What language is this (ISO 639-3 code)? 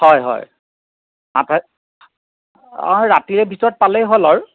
asm